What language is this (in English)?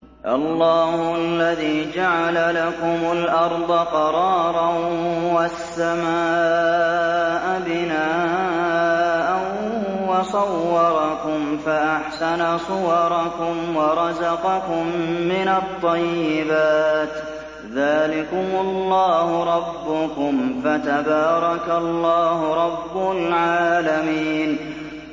Arabic